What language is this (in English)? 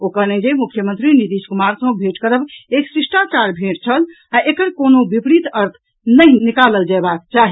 Maithili